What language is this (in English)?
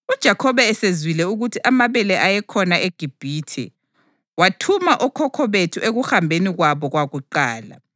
North Ndebele